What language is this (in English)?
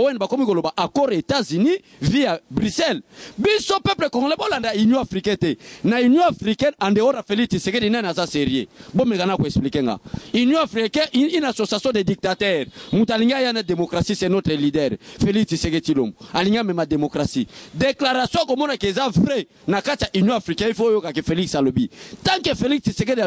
French